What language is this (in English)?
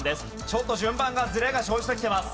Japanese